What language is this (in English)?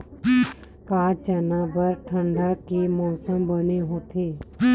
Chhattisgarhi